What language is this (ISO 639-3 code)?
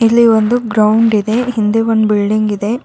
kan